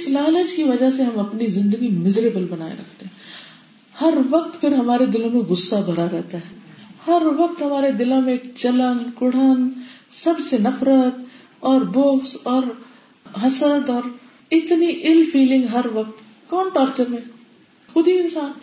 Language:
Urdu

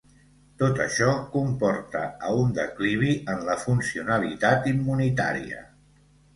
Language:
Catalan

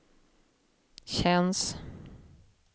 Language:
Swedish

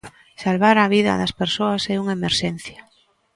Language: Galician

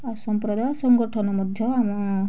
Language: Odia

